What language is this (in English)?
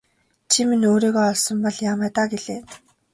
Mongolian